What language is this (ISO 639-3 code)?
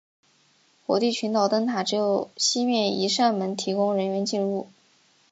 zho